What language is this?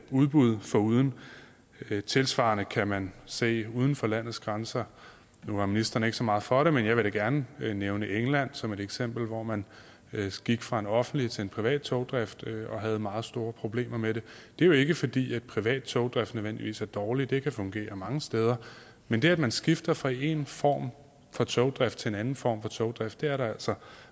Danish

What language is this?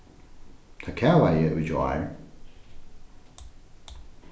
Faroese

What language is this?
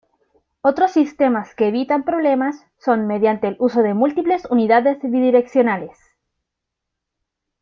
Spanish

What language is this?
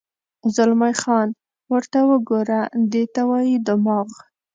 Pashto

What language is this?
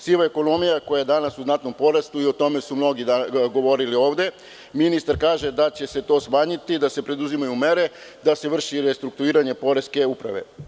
Serbian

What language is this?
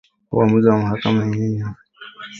Swahili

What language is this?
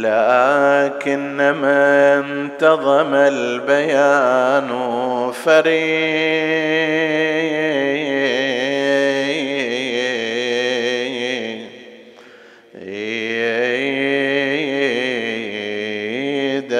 Arabic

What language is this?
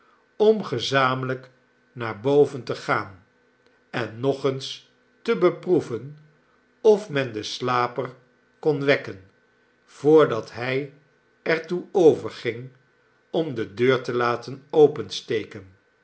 Dutch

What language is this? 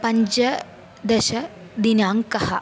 Sanskrit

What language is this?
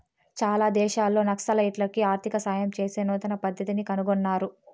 Telugu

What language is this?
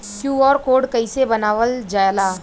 Bhojpuri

